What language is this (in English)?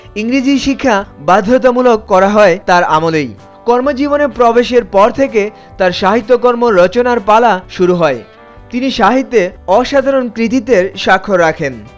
Bangla